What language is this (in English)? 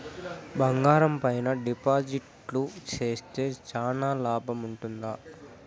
Telugu